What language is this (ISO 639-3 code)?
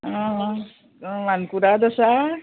kok